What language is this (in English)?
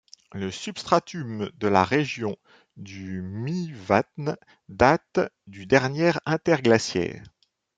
French